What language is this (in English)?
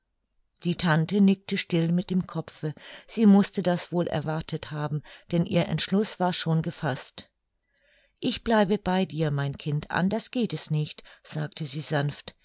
German